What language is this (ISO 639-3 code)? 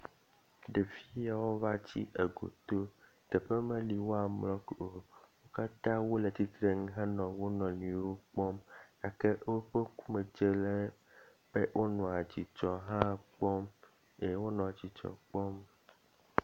ewe